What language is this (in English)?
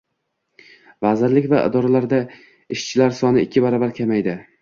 Uzbek